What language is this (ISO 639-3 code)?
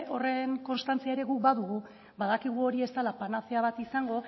eus